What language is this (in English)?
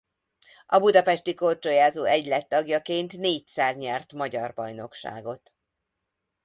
Hungarian